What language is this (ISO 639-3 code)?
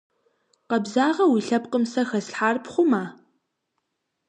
kbd